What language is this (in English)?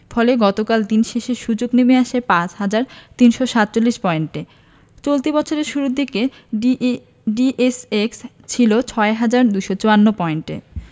Bangla